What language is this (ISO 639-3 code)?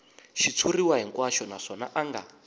tso